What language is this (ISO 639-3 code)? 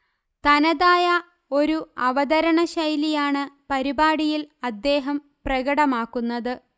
mal